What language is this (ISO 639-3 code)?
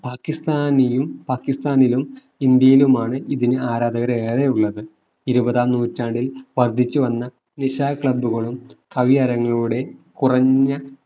mal